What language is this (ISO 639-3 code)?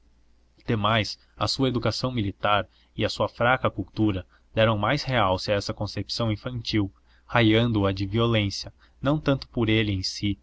por